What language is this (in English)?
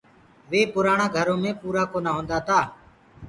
Gurgula